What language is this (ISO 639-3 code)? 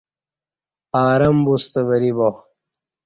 bsh